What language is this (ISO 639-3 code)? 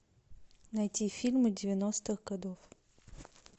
rus